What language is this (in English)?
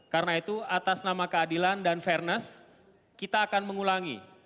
Indonesian